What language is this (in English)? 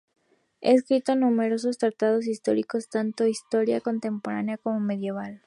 Spanish